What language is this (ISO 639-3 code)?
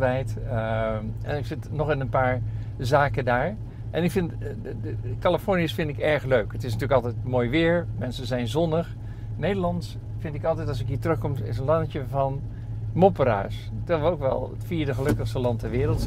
nld